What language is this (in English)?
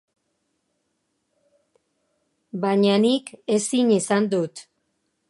Basque